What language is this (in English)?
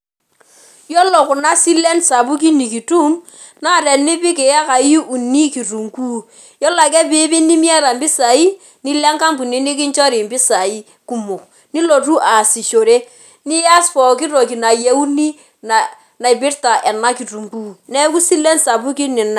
Masai